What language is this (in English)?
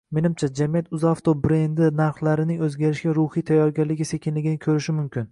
Uzbek